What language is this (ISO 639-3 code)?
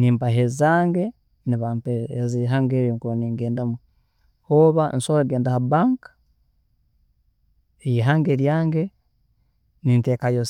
ttj